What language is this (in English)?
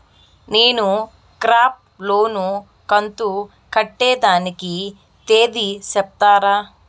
Telugu